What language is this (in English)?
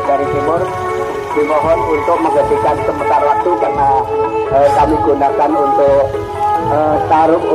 Indonesian